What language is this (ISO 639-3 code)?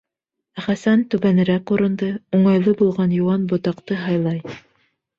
bak